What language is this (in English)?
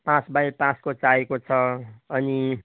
Nepali